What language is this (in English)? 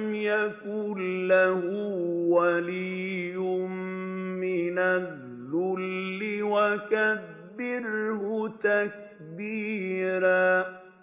Arabic